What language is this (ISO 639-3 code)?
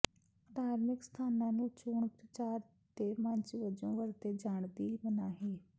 pan